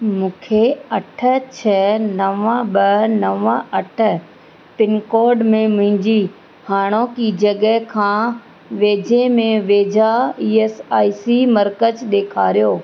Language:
Sindhi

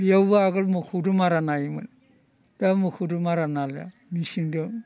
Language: Bodo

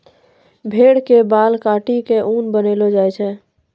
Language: Maithili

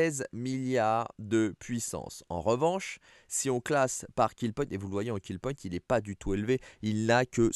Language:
French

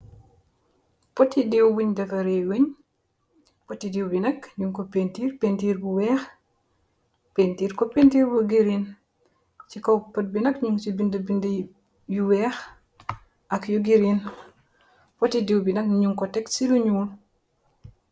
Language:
Wolof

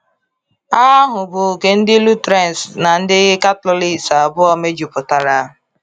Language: Igbo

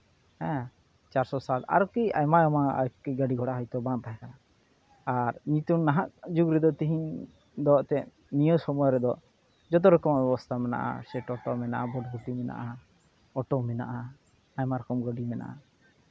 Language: Santali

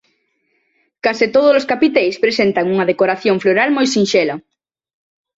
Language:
Galician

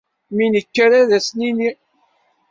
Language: Kabyle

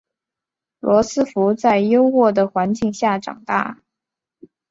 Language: Chinese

